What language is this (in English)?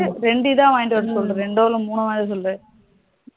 Tamil